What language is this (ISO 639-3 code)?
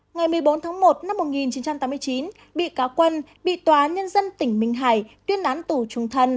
vie